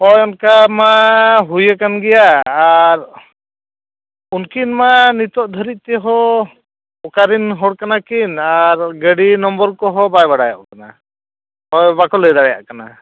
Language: Santali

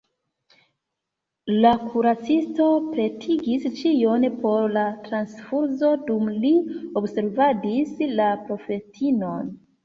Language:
Esperanto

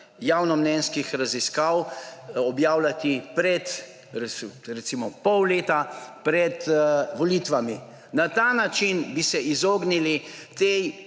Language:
Slovenian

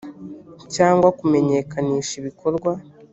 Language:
Kinyarwanda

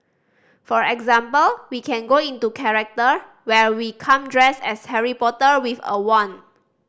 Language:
English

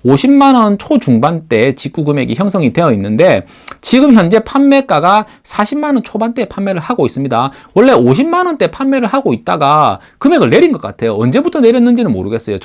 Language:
Korean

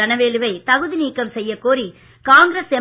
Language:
Tamil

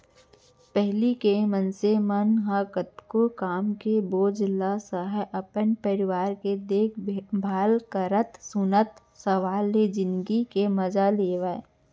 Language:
Chhattisgarhi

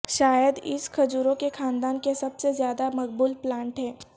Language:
Urdu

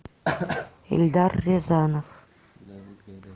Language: Russian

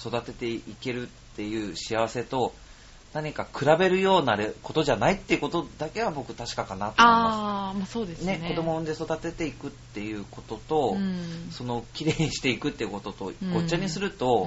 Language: Japanese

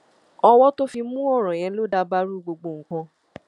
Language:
Yoruba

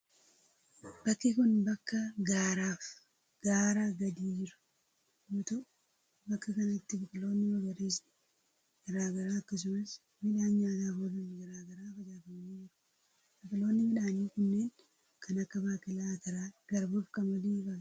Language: Oromo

